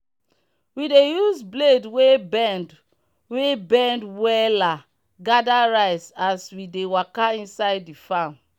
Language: Nigerian Pidgin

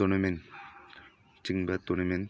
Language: Manipuri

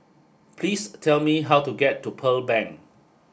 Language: English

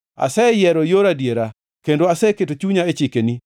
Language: Luo (Kenya and Tanzania)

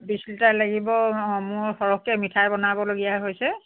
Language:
Assamese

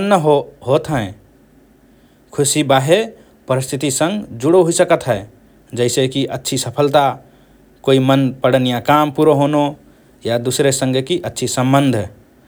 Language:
Rana Tharu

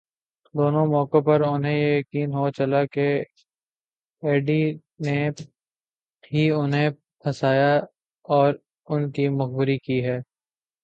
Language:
Urdu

